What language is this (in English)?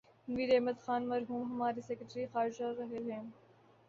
Urdu